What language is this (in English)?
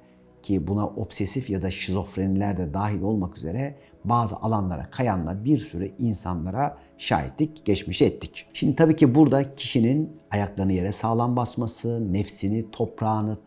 Turkish